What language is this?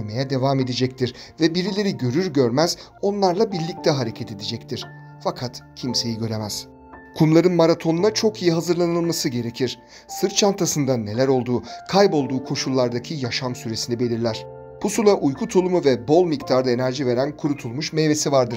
Turkish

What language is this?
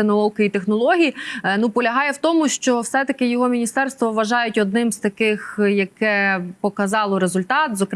Ukrainian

